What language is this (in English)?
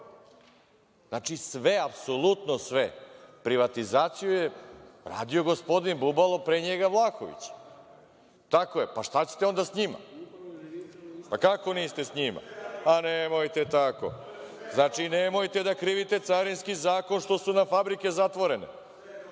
Serbian